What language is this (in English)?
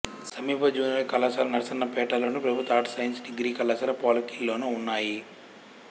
Telugu